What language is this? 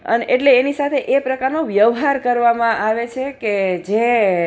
Gujarati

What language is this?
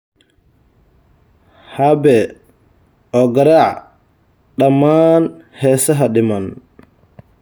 Somali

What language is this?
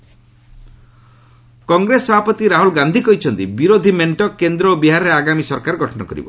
Odia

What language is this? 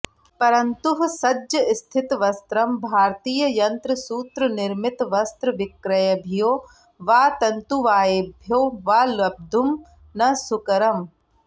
Sanskrit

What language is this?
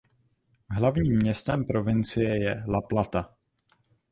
Czech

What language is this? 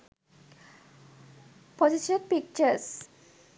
Sinhala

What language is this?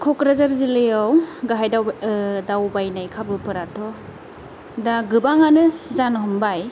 Bodo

